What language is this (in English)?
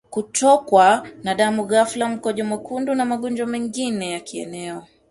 Swahili